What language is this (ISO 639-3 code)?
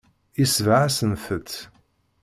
kab